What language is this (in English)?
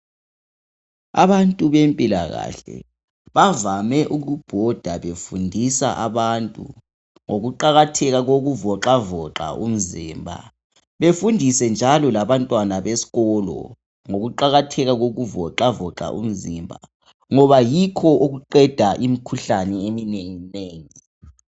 North Ndebele